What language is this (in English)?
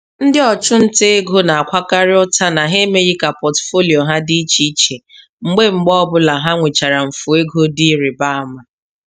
Igbo